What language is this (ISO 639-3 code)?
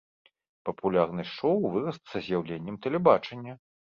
bel